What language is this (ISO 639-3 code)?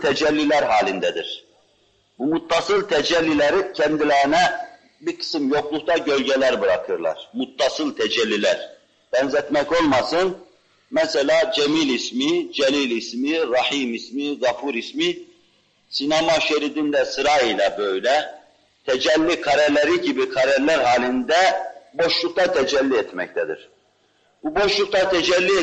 tur